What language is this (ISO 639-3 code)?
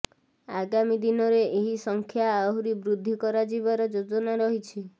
ori